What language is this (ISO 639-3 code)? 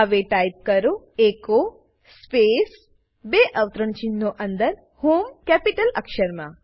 guj